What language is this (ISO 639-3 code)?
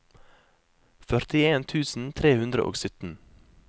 nor